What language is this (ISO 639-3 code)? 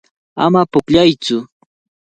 qvl